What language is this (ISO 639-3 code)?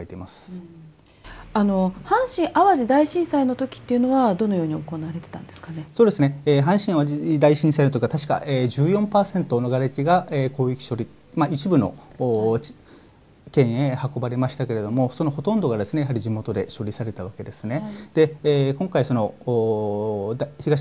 jpn